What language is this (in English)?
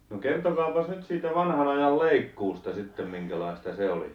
Finnish